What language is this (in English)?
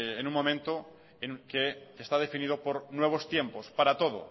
Spanish